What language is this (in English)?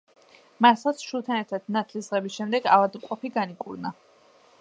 Georgian